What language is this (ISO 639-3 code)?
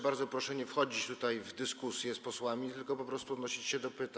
pol